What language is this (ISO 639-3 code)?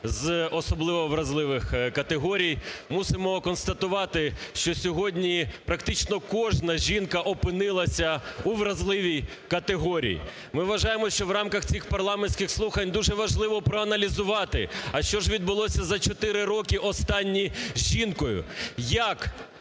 ukr